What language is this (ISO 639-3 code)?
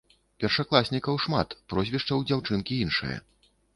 bel